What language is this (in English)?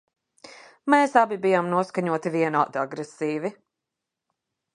Latvian